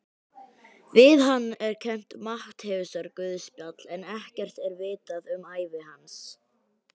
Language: Icelandic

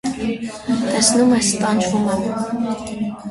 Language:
Armenian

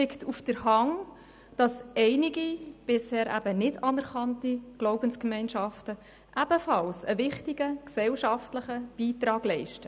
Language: Swiss German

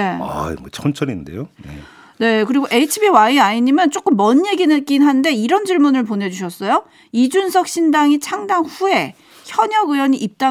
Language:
Korean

